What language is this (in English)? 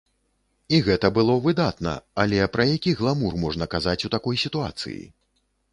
Belarusian